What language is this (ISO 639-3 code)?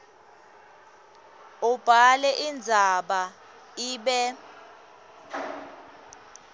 ssw